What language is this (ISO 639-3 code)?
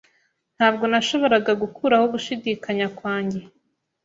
kin